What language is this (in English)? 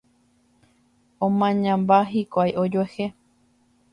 Guarani